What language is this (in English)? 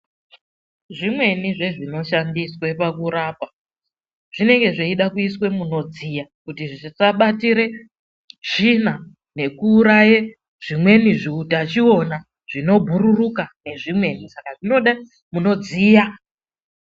Ndau